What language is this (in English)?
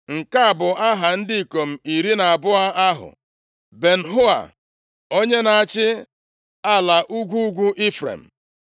Igbo